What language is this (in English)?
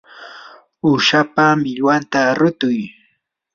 Yanahuanca Pasco Quechua